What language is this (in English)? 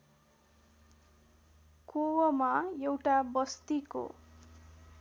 Nepali